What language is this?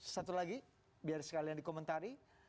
Indonesian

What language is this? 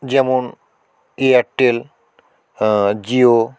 Bangla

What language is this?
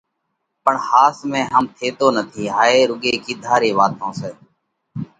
Parkari Koli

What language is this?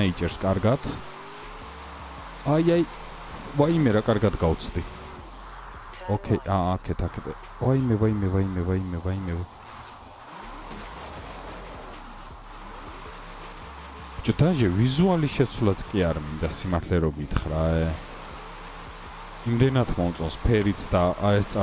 Romanian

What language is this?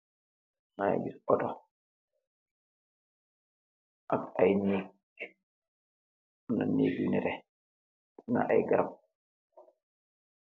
Wolof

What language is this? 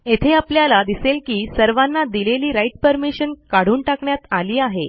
Marathi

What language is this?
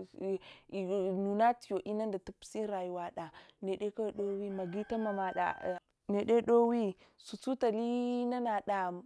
Hwana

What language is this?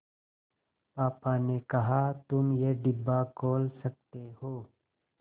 Hindi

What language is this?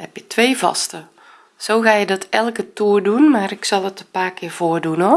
Dutch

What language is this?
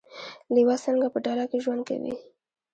Pashto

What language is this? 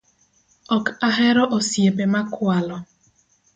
Luo (Kenya and Tanzania)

